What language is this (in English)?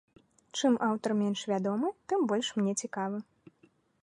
Belarusian